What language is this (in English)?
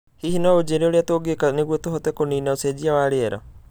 Kikuyu